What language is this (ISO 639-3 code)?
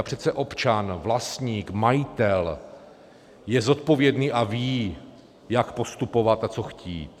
ces